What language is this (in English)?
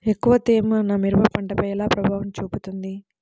Telugu